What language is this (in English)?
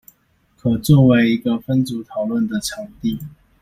Chinese